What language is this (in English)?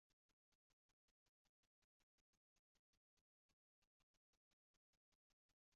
Esperanto